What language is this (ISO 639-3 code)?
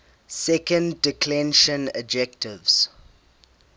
eng